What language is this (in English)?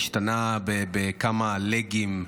Hebrew